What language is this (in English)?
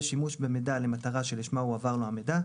Hebrew